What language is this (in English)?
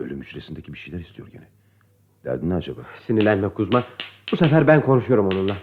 Turkish